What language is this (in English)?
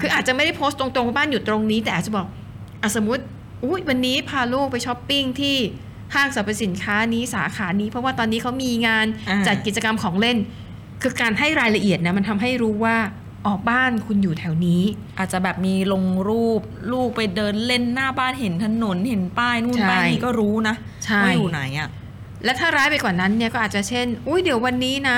Thai